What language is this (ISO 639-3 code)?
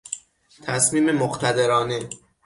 fas